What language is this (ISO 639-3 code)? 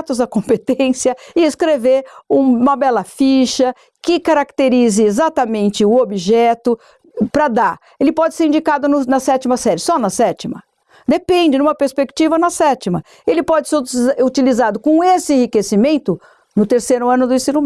por